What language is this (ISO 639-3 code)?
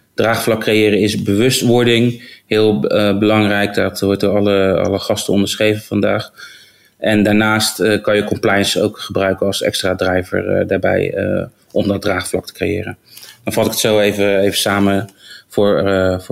nld